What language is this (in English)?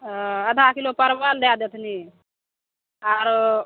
Maithili